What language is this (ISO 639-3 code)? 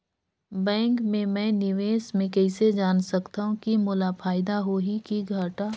hne